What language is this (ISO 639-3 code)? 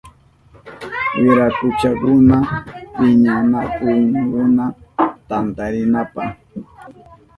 qup